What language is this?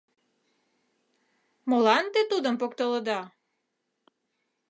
Mari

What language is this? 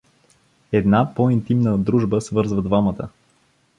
Bulgarian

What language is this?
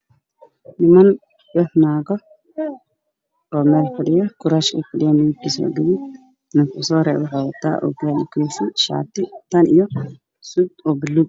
Somali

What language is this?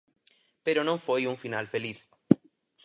Galician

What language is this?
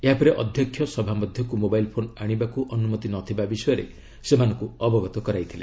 Odia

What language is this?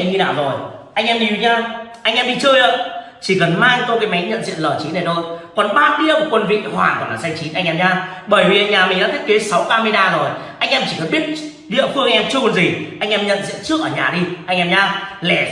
Vietnamese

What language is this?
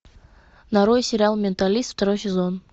Russian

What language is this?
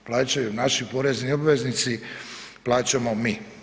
Croatian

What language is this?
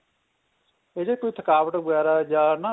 Punjabi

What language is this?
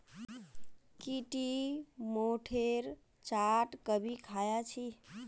Magahi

